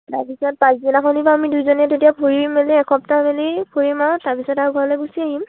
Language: Assamese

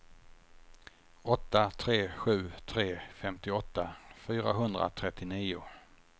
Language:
Swedish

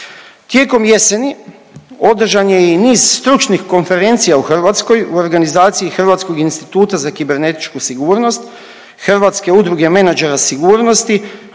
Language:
Croatian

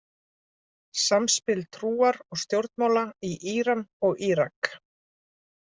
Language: Icelandic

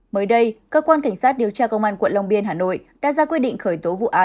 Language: Vietnamese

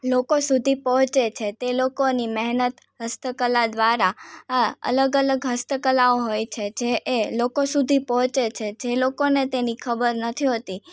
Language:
Gujarati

